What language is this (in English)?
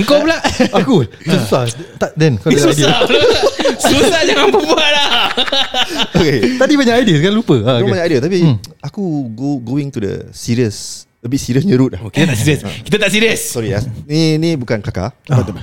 Malay